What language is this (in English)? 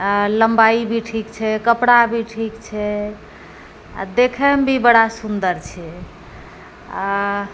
Maithili